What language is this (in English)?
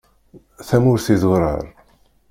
Kabyle